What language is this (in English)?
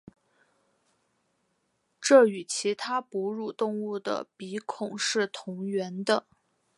Chinese